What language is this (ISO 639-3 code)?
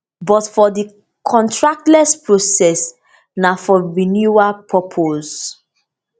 pcm